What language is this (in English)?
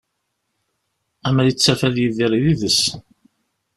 Kabyle